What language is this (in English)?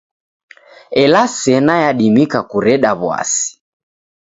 Taita